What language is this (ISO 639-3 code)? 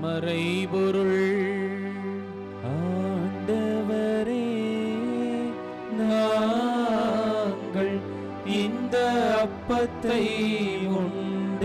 hin